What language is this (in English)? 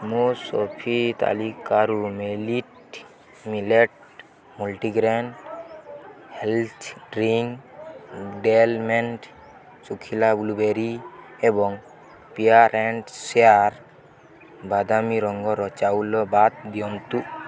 Odia